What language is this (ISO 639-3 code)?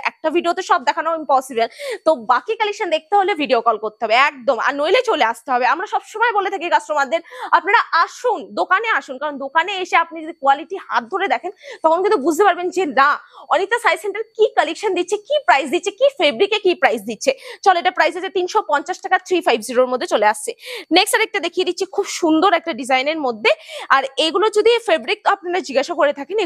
ben